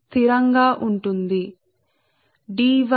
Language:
Telugu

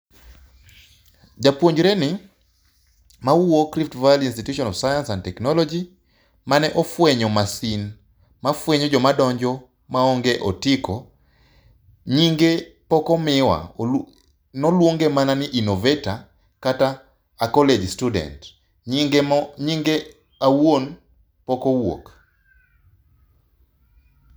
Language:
Luo (Kenya and Tanzania)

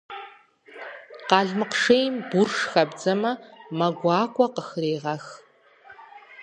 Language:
Kabardian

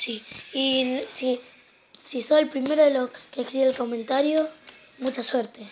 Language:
Spanish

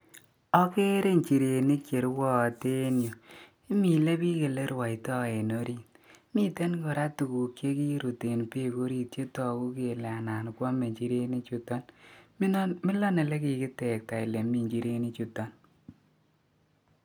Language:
Kalenjin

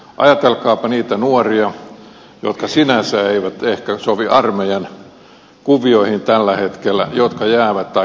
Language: Finnish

